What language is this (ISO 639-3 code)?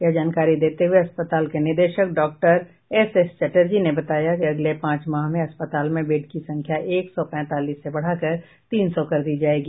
hin